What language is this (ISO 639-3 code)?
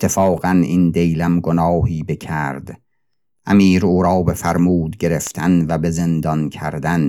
fas